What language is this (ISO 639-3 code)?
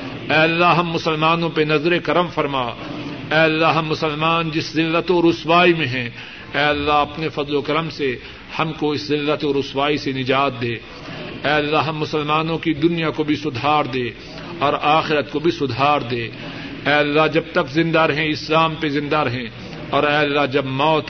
urd